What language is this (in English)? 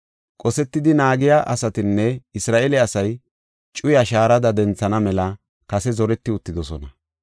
Gofa